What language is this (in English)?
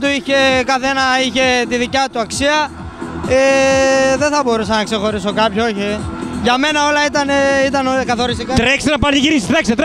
Greek